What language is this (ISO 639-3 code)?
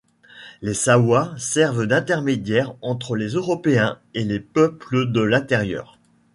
fra